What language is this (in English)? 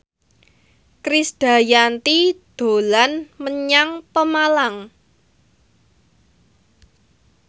Javanese